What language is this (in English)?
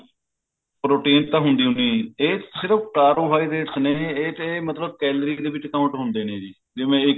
Punjabi